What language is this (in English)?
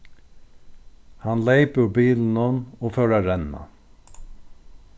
Faroese